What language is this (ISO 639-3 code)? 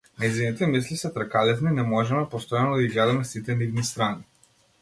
mkd